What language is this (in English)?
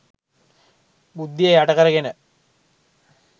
Sinhala